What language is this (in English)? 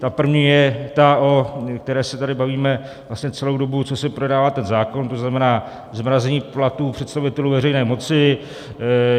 Czech